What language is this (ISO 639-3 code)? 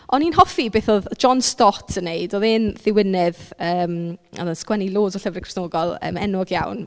cym